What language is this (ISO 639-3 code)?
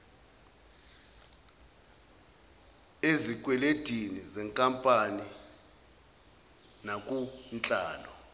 zul